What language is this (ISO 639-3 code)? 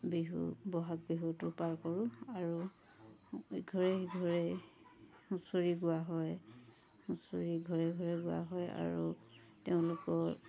asm